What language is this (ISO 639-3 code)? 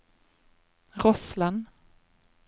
nor